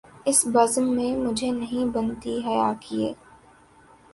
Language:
Urdu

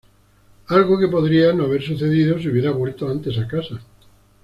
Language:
Spanish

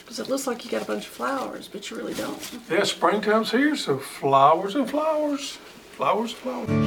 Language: English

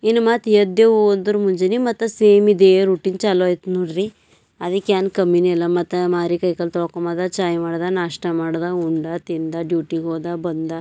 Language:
Kannada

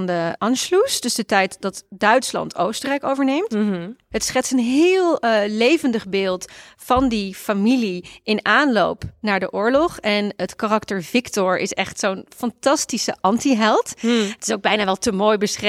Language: Dutch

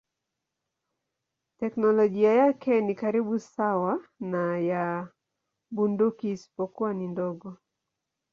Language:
Swahili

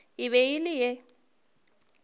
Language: Northern Sotho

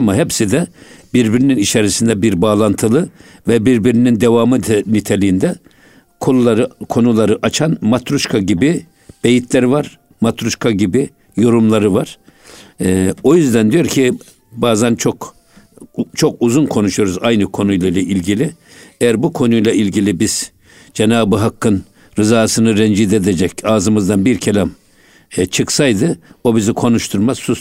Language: Turkish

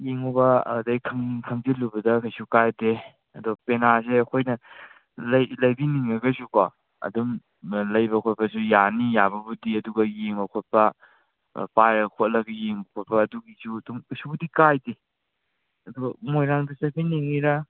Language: Manipuri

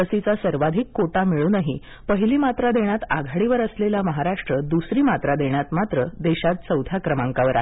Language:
Marathi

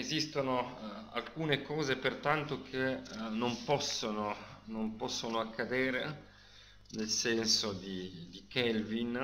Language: Italian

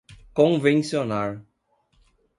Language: Portuguese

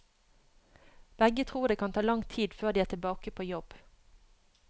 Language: Norwegian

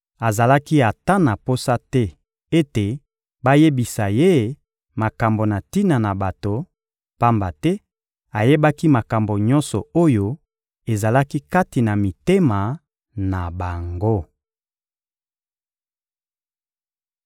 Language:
Lingala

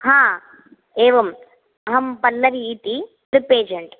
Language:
Sanskrit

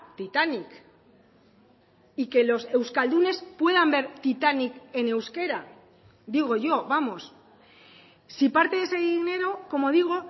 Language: Spanish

